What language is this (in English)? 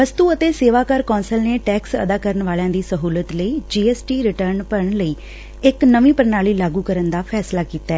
Punjabi